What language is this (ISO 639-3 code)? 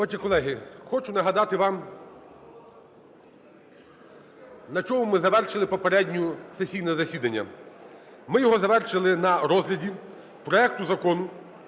ukr